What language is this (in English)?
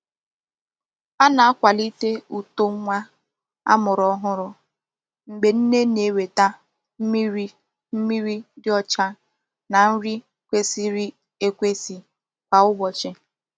Igbo